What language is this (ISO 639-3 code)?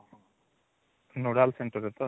ori